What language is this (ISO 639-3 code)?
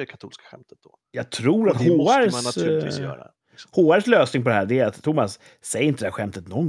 swe